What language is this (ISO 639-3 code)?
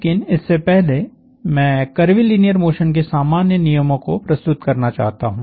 hin